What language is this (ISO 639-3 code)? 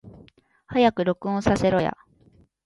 jpn